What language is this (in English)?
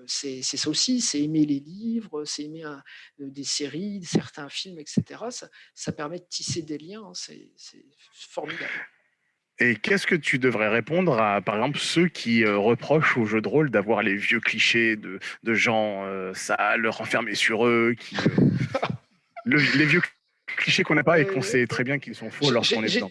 French